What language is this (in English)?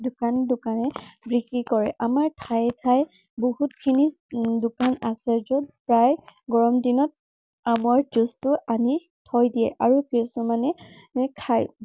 Assamese